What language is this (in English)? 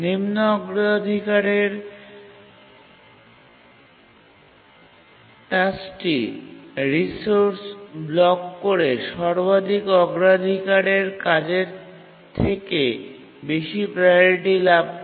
Bangla